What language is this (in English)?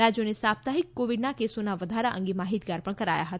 Gujarati